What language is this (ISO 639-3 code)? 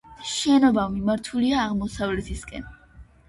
kat